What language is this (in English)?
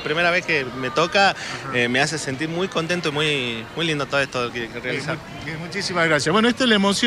Spanish